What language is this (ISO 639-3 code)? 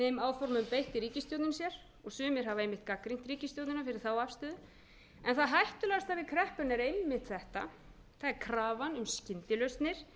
isl